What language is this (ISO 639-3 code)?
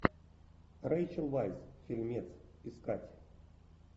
rus